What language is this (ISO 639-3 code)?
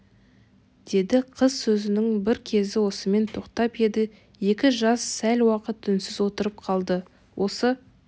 kaz